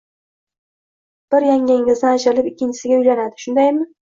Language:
Uzbek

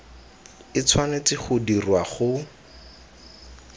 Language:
Tswana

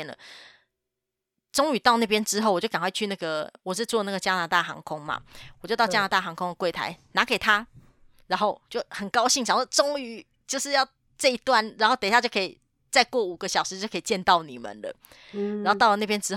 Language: Chinese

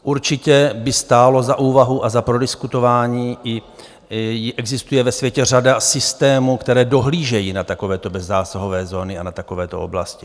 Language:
Czech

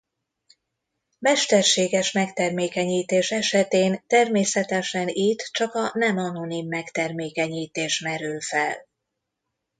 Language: Hungarian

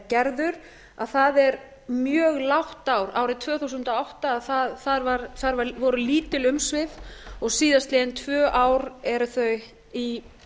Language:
Icelandic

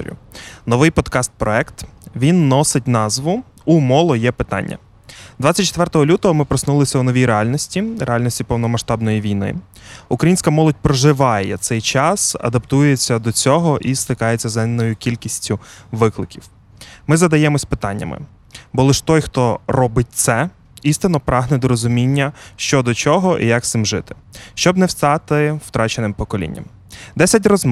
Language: Ukrainian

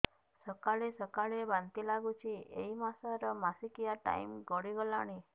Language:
Odia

